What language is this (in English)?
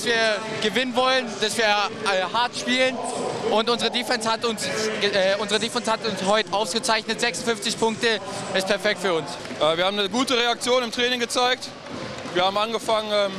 German